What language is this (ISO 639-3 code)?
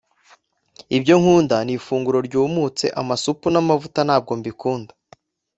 kin